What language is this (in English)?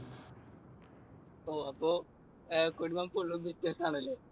Malayalam